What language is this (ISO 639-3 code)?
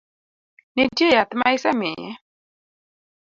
luo